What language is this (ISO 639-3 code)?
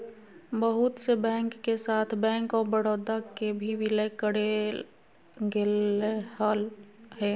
mag